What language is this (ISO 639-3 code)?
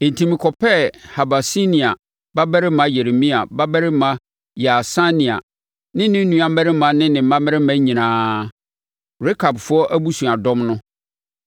aka